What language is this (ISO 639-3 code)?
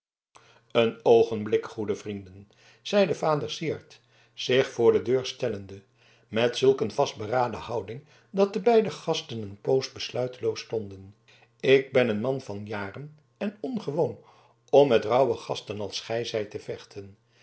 nld